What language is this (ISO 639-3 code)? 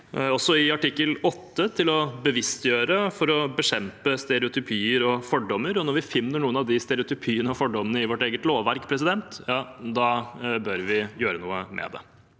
nor